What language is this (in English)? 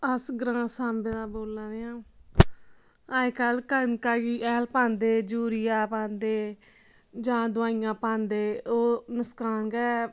Dogri